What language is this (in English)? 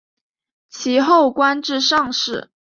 Chinese